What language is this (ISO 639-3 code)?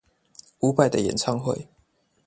zho